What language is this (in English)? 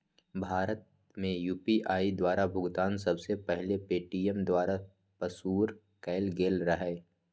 Magahi